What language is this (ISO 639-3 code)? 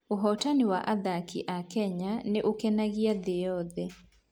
kik